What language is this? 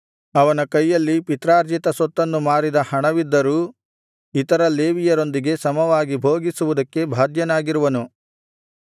Kannada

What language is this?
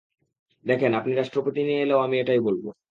Bangla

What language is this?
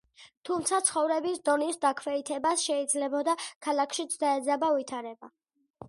Georgian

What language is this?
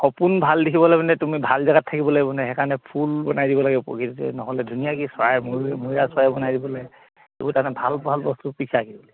Assamese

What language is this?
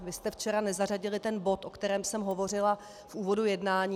Czech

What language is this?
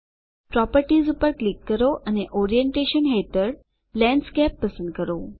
Gujarati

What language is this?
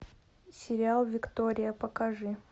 Russian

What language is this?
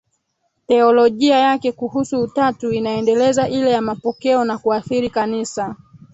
Swahili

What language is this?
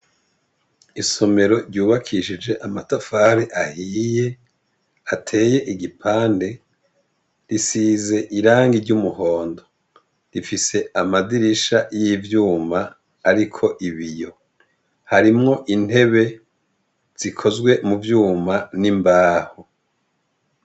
Rundi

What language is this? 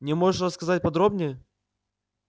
Russian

